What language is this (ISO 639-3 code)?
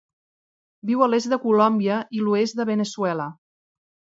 cat